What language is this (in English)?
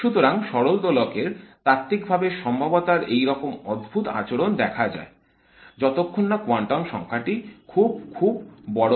Bangla